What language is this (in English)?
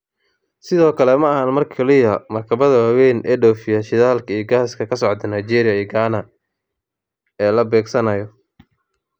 Somali